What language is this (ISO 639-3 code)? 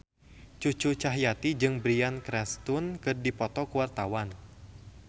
sun